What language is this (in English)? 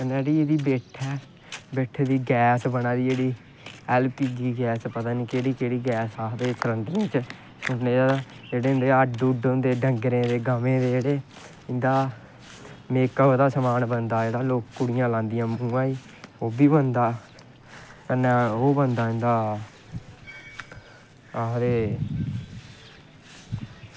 Dogri